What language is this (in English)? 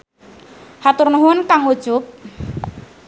Sundanese